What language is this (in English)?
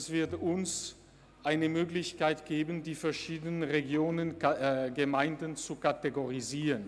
Swiss German